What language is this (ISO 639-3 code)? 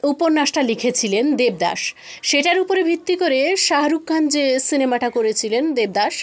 ben